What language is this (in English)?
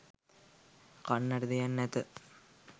Sinhala